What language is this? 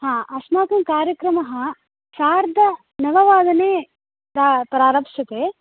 Sanskrit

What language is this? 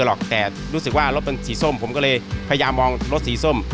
Thai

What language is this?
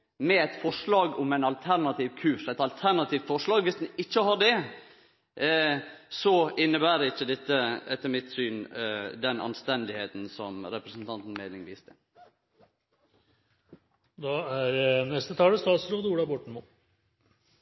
Norwegian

